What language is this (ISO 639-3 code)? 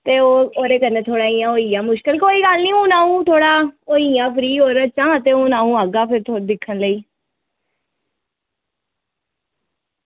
doi